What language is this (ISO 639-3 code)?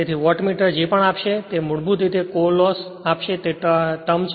guj